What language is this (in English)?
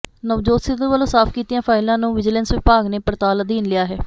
Punjabi